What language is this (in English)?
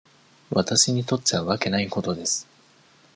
Japanese